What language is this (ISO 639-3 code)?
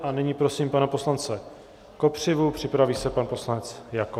ces